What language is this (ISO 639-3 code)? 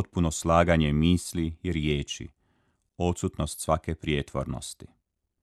hrv